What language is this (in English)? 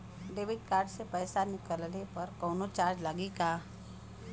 Bhojpuri